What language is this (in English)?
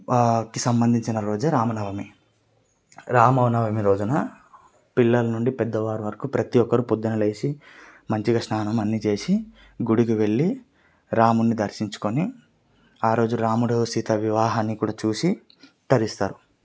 Telugu